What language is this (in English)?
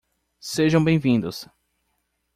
Portuguese